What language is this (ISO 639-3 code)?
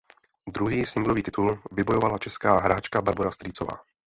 ces